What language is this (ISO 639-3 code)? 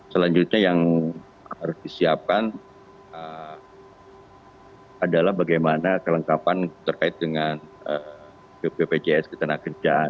ind